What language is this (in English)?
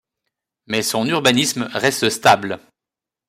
French